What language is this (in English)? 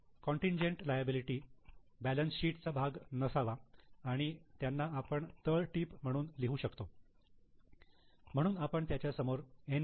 Marathi